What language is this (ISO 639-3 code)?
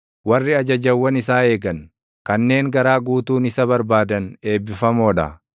orm